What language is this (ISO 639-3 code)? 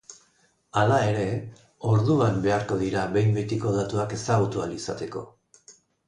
eus